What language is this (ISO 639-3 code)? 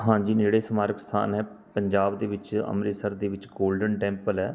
pan